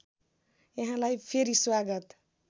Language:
Nepali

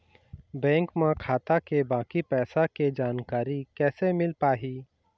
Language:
Chhattisgarhi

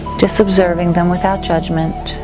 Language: English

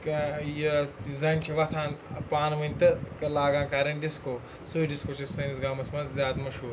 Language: Kashmiri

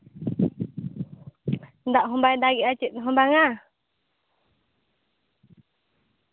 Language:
Santali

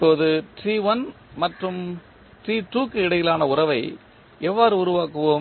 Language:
Tamil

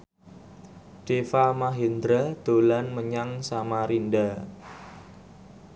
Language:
Javanese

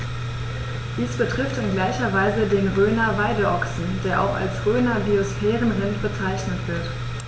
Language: German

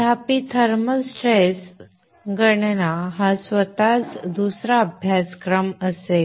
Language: Marathi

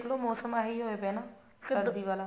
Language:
Punjabi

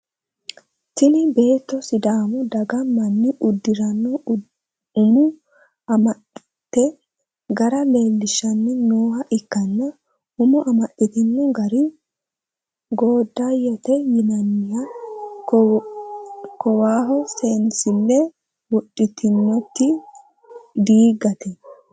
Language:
Sidamo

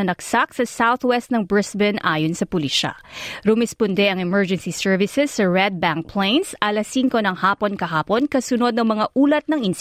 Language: Filipino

